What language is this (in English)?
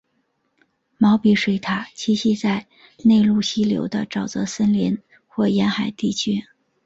Chinese